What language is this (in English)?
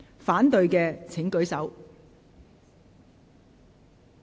Cantonese